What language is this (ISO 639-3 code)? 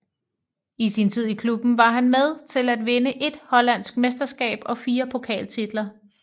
dan